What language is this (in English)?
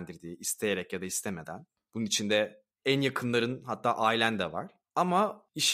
Turkish